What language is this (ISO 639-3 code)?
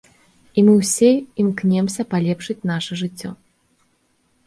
bel